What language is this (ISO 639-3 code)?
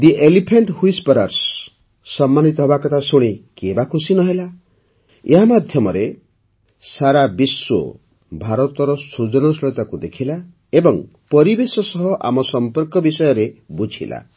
ori